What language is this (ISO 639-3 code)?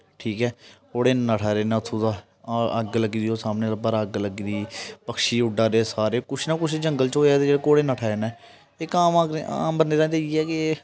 doi